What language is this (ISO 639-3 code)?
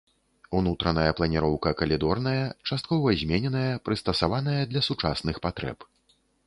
bel